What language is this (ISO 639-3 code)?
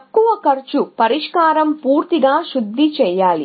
tel